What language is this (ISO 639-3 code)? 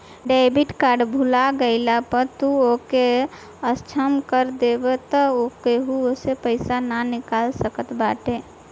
bho